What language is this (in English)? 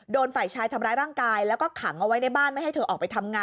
Thai